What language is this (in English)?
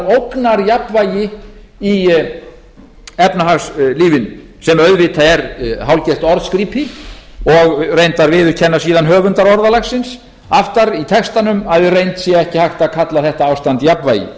Icelandic